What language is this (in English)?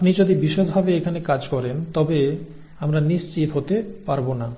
Bangla